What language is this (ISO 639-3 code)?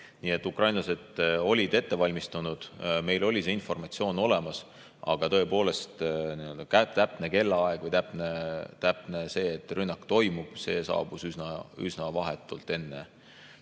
est